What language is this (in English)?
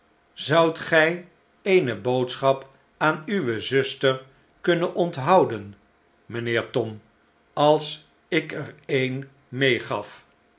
Dutch